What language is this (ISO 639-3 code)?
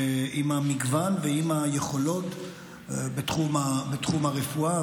heb